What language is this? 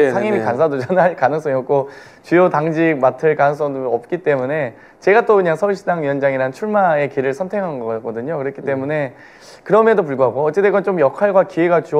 Korean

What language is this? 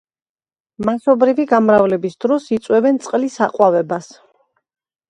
Georgian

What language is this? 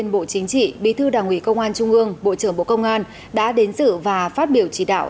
Vietnamese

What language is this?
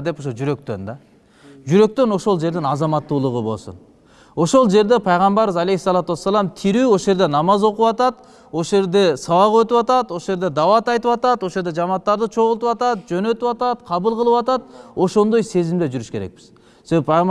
Turkish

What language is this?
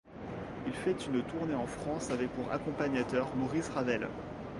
French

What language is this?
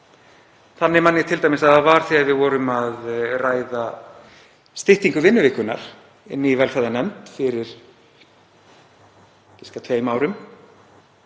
Icelandic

